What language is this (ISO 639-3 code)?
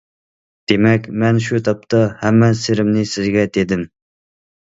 uig